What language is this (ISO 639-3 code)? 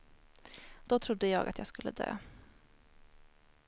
swe